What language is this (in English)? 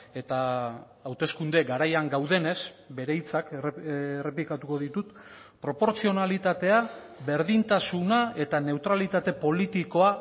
Basque